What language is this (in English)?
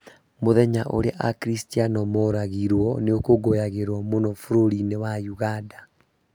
Kikuyu